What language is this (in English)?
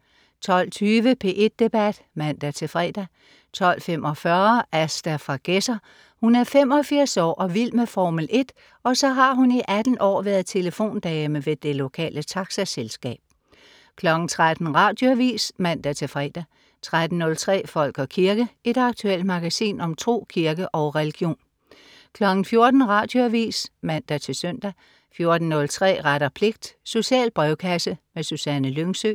Danish